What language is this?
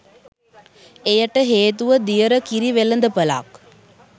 Sinhala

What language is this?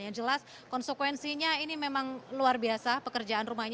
Indonesian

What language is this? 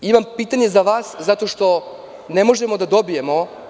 Serbian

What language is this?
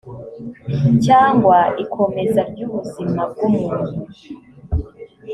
Kinyarwanda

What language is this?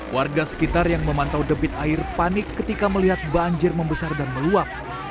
Indonesian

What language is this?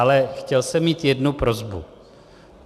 Czech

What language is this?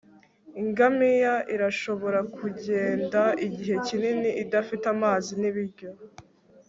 Kinyarwanda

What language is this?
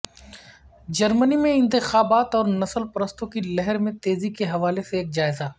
Urdu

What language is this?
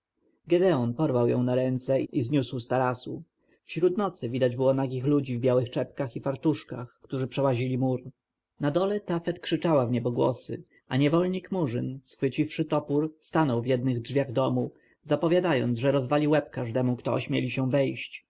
Polish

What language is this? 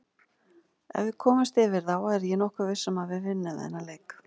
Icelandic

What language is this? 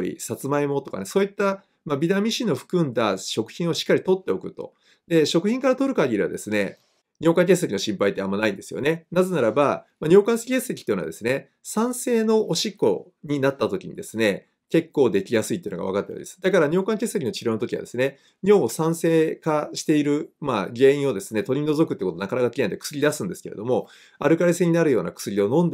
Japanese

